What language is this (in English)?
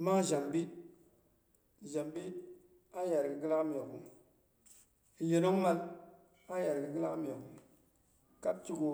Boghom